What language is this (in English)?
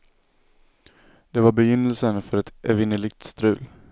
Swedish